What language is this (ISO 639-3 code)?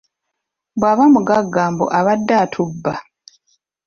lug